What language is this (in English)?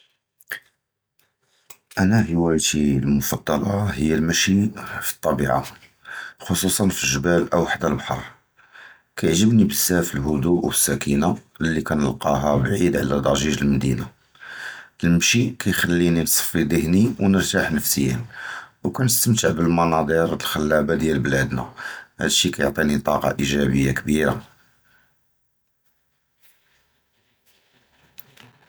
Judeo-Arabic